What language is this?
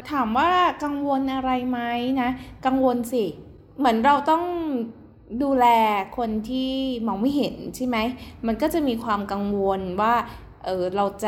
Thai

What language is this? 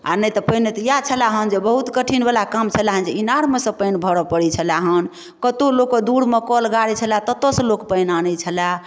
Maithili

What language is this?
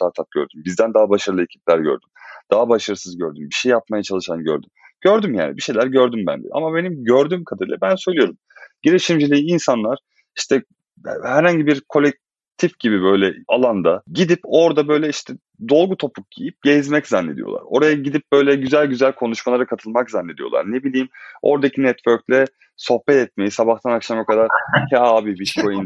Turkish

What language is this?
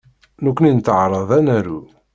Kabyle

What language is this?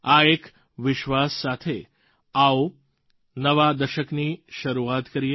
Gujarati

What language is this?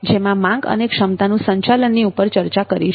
Gujarati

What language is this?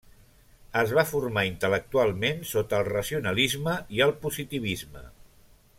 Catalan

